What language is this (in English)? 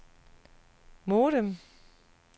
Danish